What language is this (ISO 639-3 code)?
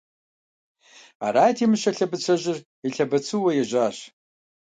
kbd